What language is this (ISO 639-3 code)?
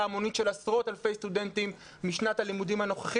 heb